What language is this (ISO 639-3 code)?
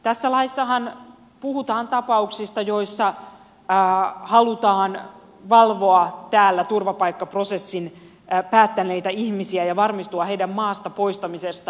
fin